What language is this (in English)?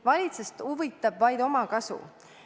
Estonian